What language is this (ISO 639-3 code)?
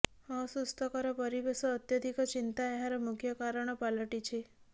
ori